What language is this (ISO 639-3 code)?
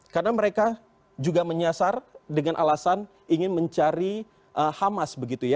ind